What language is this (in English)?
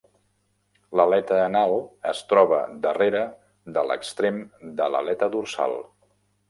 Catalan